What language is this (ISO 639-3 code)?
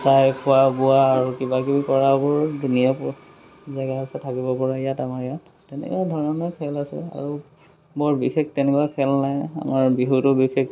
asm